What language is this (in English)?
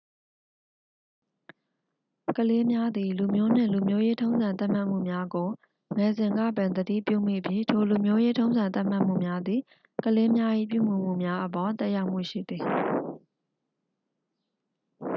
Burmese